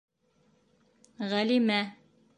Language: Bashkir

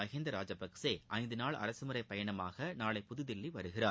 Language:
Tamil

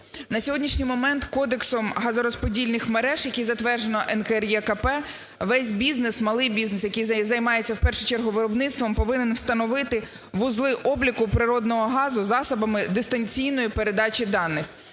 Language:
Ukrainian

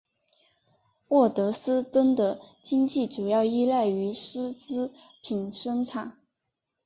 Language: Chinese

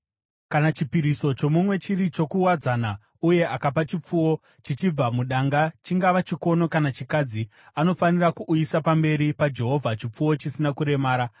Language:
Shona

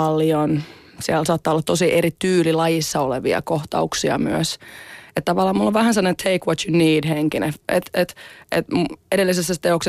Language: Finnish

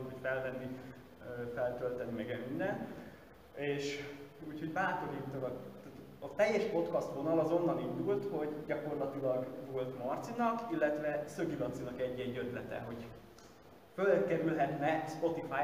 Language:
Hungarian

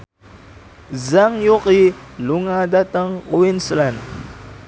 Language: Javanese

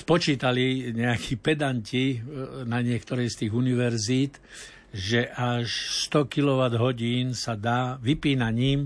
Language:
Slovak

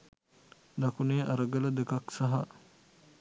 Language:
Sinhala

